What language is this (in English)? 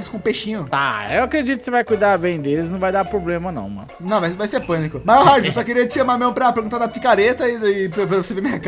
Portuguese